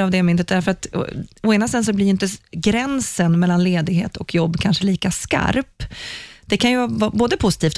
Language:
Swedish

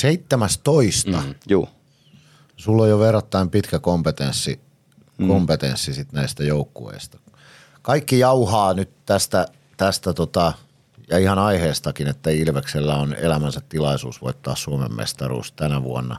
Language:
Finnish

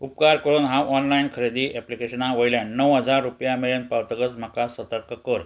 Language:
Konkani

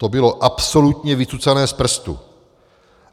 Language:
Czech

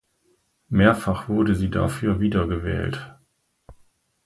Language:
German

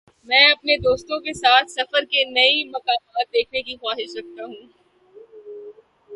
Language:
Urdu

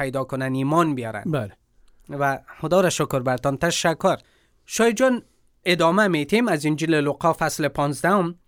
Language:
Persian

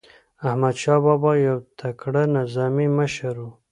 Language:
Pashto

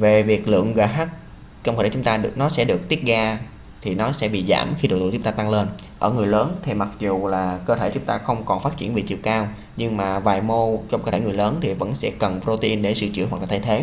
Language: Vietnamese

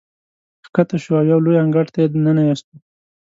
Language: Pashto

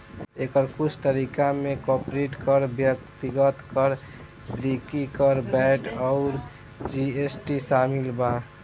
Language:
Bhojpuri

